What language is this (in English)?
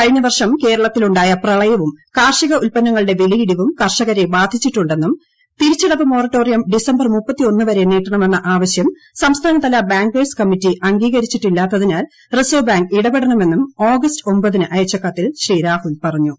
Malayalam